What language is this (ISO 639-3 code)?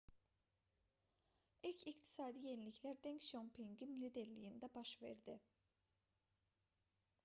aze